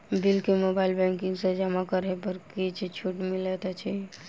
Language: Maithili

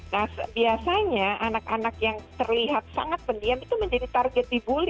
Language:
Indonesian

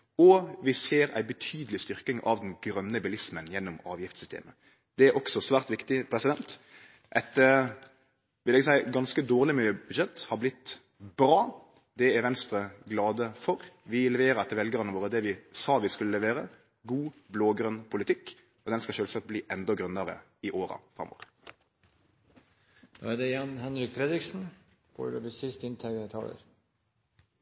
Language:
Norwegian Nynorsk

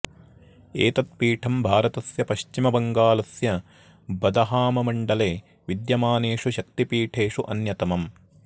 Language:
Sanskrit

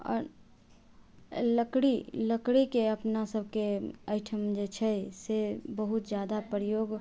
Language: Maithili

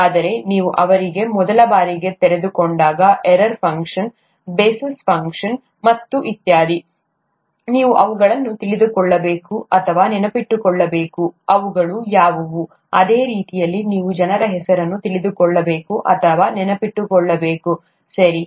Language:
Kannada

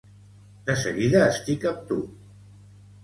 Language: Catalan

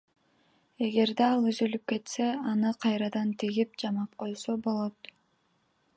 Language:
Kyrgyz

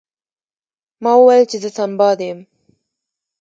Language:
Pashto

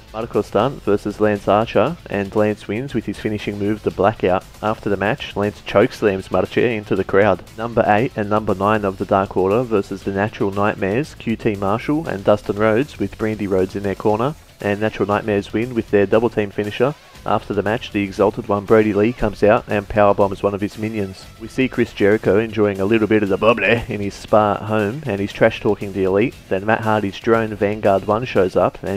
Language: English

